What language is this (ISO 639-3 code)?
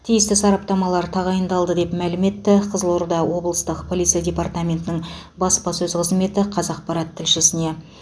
kaz